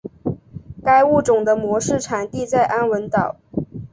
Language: Chinese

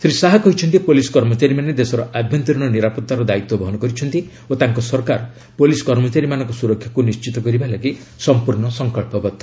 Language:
Odia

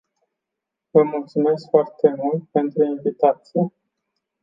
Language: Romanian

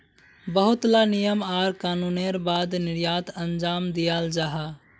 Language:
Magahi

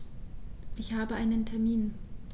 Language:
German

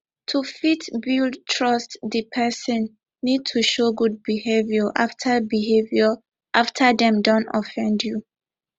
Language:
Nigerian Pidgin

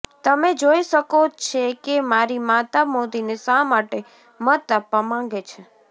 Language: Gujarati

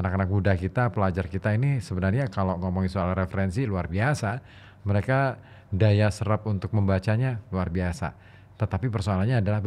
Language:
Indonesian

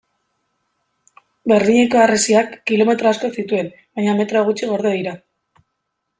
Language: Basque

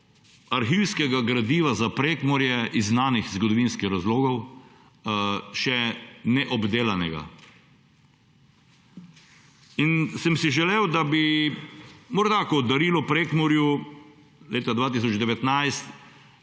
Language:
Slovenian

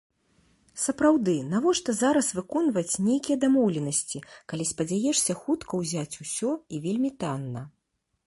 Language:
Belarusian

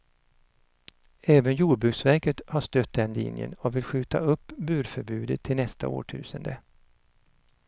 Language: Swedish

